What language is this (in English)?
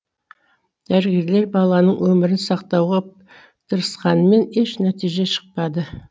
Kazakh